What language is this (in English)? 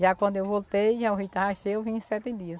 Portuguese